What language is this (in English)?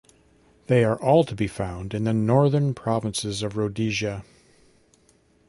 English